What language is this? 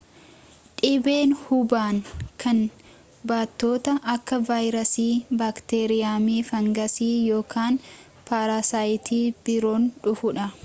Oromo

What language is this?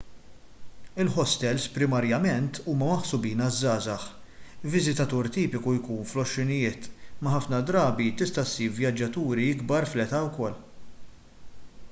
Maltese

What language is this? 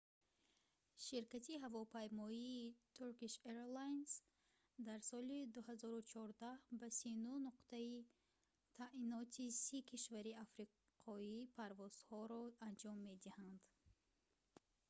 Tajik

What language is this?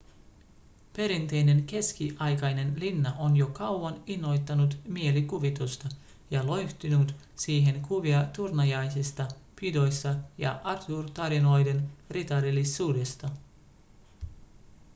Finnish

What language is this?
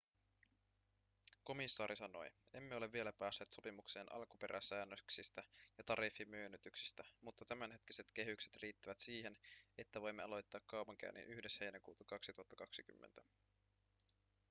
Finnish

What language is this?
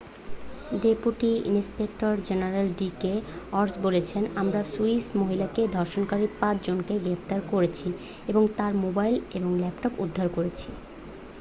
Bangla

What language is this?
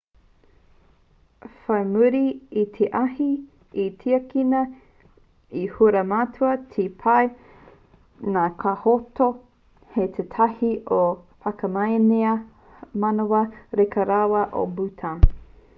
Māori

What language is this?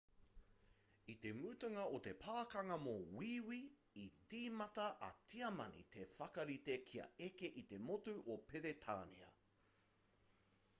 Māori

